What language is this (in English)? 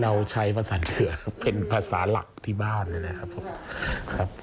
Thai